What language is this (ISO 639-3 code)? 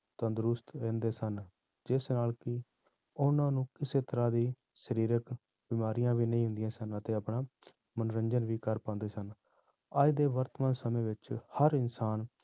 pan